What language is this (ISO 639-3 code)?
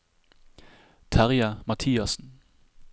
nor